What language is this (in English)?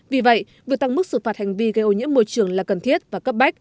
Vietnamese